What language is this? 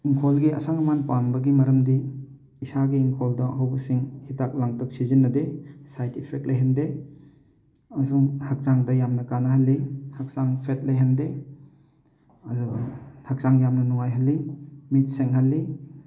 Manipuri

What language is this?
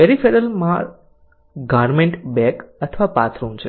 Gujarati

